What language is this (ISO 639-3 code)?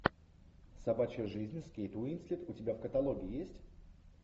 rus